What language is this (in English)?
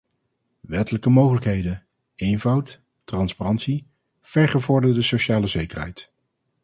Dutch